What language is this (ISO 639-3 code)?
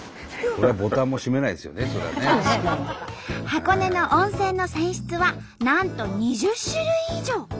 jpn